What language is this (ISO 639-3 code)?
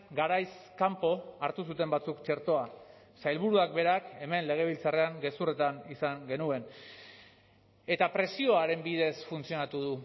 eus